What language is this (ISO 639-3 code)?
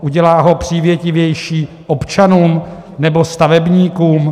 ces